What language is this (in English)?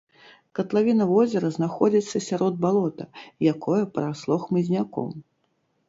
Belarusian